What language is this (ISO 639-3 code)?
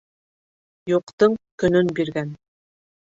bak